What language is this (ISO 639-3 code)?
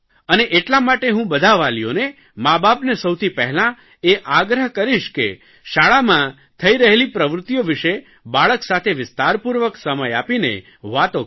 guj